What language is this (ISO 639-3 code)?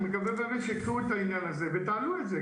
heb